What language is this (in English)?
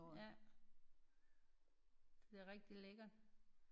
Danish